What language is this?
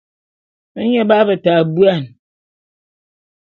Bulu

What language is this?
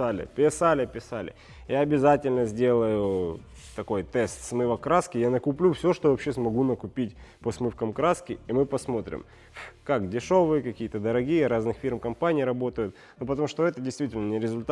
Russian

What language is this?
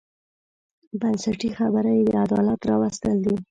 Pashto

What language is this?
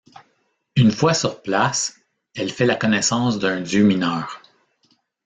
French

